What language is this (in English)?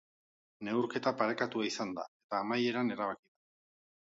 Basque